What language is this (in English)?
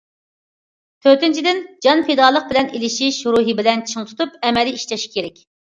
Uyghur